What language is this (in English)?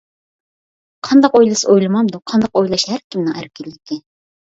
Uyghur